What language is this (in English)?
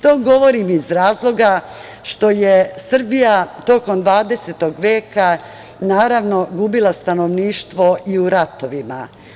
Serbian